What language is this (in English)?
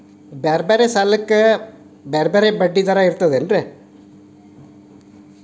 Kannada